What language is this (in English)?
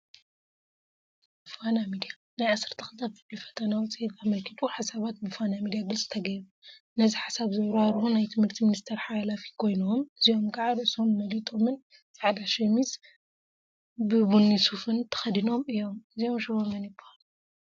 Tigrinya